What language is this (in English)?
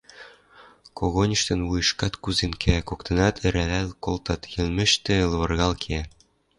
Western Mari